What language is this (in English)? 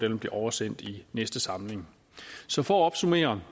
Danish